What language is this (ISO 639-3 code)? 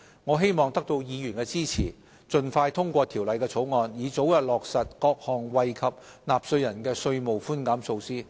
yue